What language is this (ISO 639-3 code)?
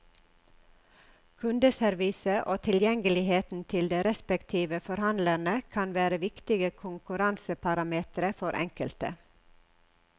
nor